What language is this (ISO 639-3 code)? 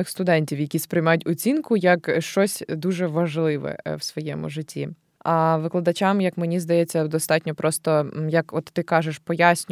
ukr